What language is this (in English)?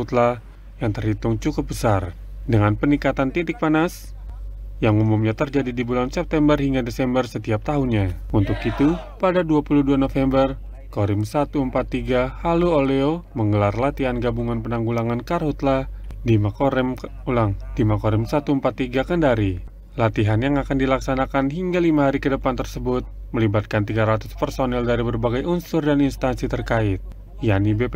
Indonesian